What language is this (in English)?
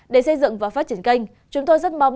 Vietnamese